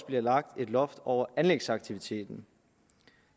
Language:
Danish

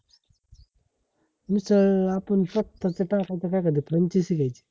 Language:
Marathi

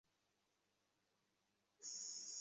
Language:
Bangla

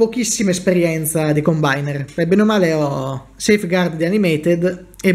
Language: Italian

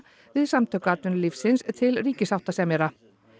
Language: Icelandic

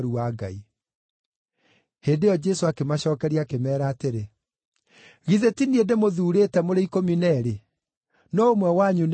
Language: Kikuyu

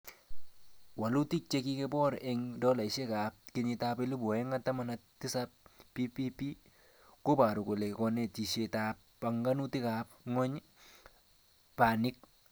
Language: Kalenjin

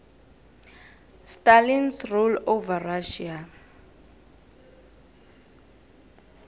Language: South Ndebele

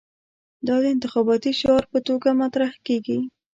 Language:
Pashto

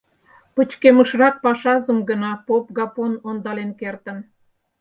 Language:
Mari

